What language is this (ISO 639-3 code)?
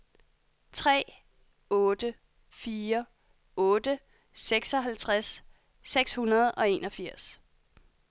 dan